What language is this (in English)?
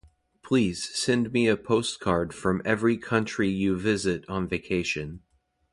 English